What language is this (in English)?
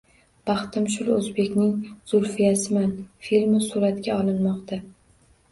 Uzbek